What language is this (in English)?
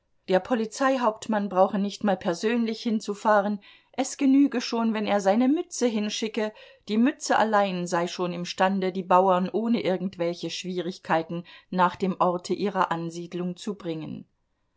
German